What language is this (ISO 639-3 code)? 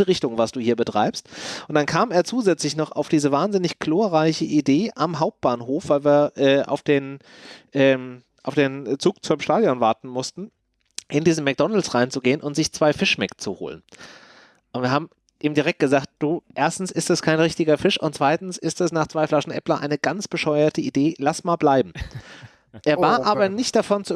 deu